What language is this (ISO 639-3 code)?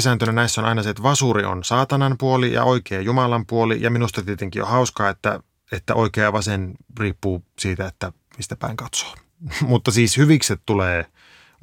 fin